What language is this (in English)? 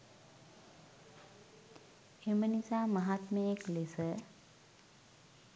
Sinhala